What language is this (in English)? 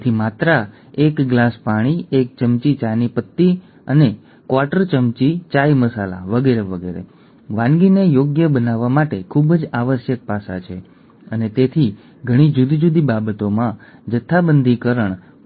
Gujarati